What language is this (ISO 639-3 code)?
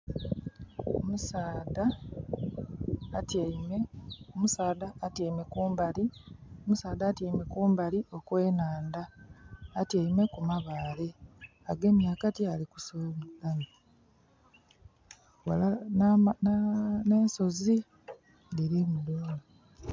xog